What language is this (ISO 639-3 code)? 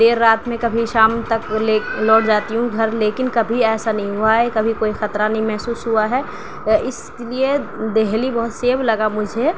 urd